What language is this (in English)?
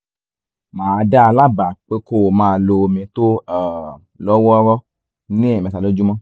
Yoruba